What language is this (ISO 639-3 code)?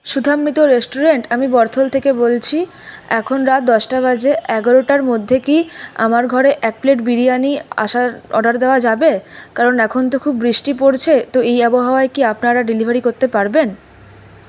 ben